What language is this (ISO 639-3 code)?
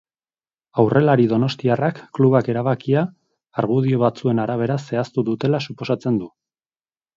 eus